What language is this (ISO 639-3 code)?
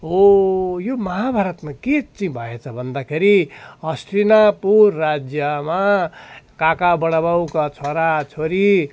nep